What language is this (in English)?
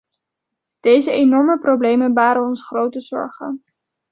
Dutch